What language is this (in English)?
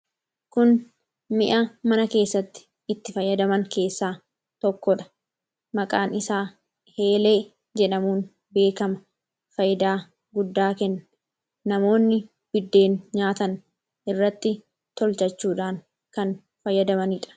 Oromo